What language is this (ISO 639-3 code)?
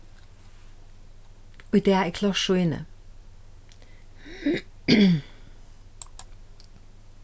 fao